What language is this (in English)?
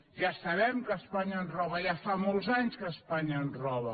Catalan